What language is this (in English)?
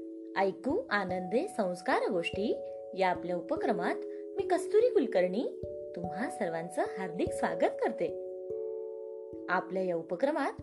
Marathi